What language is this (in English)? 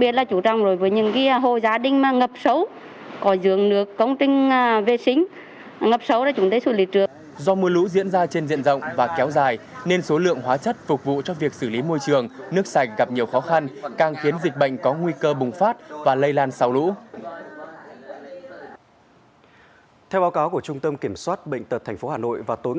Vietnamese